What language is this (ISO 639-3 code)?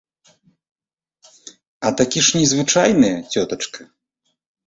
bel